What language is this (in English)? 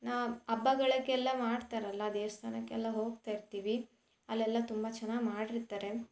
Kannada